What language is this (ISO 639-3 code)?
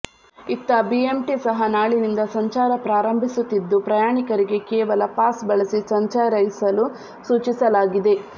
kan